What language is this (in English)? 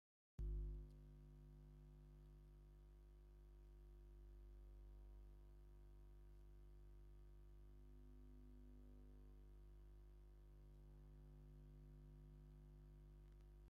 Tigrinya